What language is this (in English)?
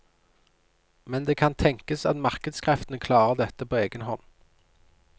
Norwegian